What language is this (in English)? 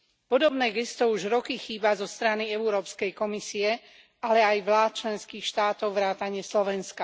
Slovak